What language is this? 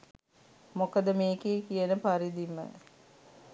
Sinhala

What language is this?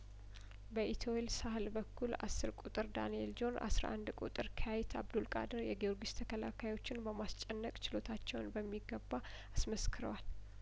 Amharic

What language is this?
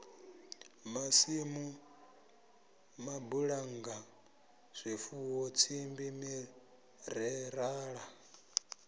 Venda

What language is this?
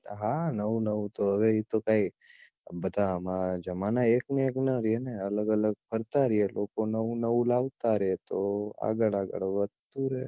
Gujarati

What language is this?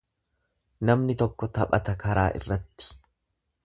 Oromo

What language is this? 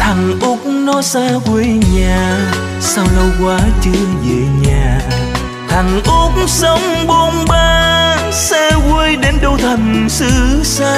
Vietnamese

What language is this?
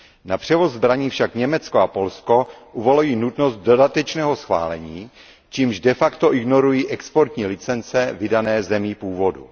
Czech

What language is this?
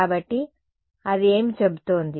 Telugu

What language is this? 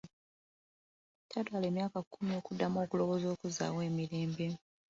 Ganda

